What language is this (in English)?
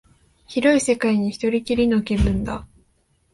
Japanese